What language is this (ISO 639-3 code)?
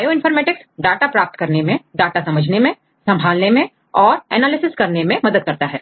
hin